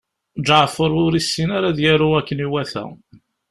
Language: Kabyle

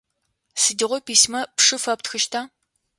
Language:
Adyghe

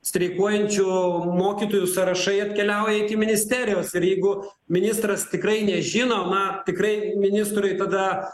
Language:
Lithuanian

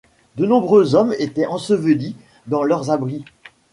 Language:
French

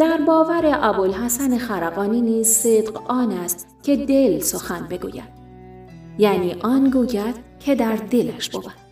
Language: Persian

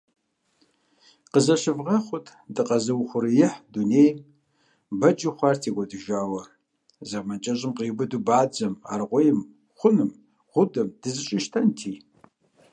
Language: Kabardian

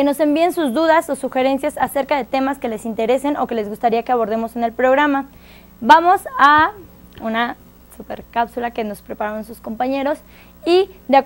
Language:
Spanish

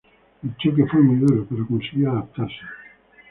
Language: Spanish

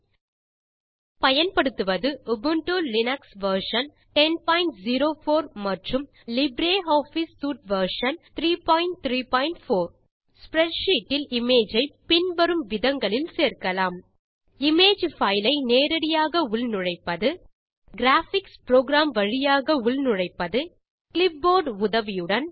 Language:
Tamil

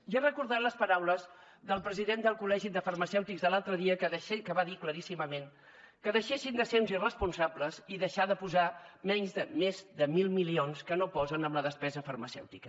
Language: Catalan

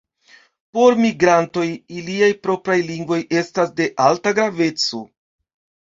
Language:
Esperanto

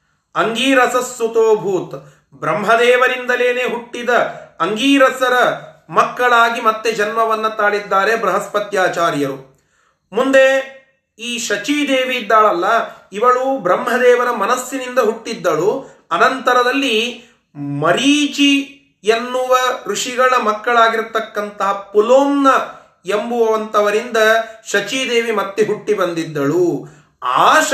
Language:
Kannada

